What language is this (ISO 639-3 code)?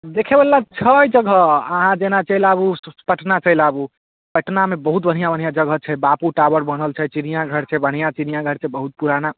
mai